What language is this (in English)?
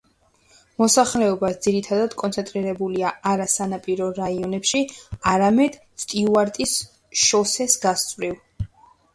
Georgian